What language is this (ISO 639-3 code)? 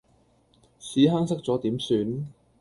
yue